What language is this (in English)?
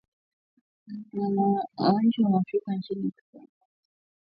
Swahili